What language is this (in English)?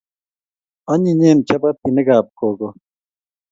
Kalenjin